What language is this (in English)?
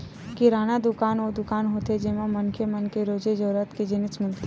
Chhattisgarhi